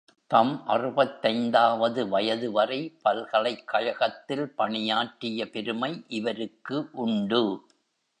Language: Tamil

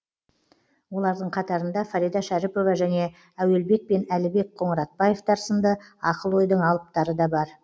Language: Kazakh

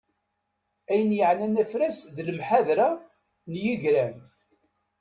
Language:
Kabyle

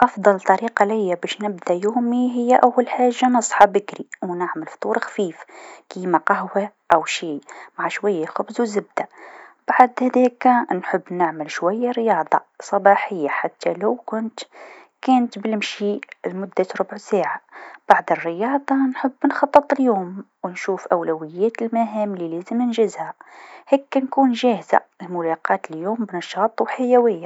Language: Tunisian Arabic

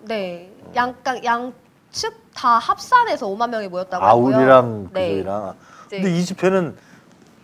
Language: Korean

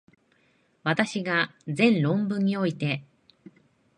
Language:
Japanese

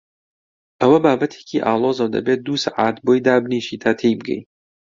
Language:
Central Kurdish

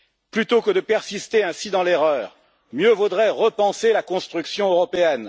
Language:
French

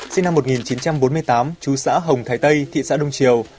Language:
Vietnamese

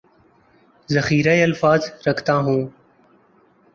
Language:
Urdu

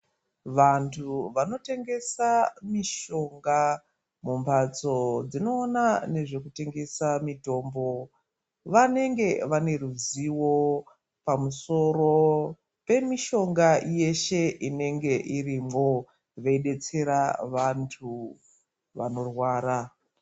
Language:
Ndau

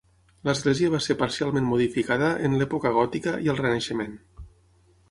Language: Catalan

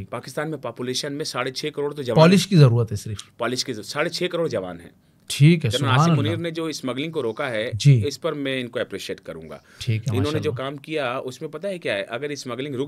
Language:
Hindi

